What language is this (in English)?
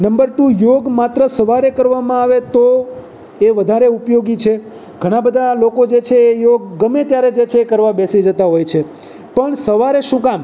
Gujarati